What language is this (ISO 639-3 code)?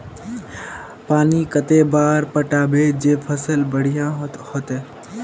mag